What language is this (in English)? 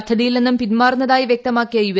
Malayalam